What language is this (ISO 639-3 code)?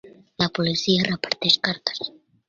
cat